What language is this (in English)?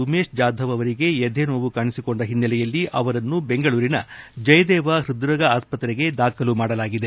Kannada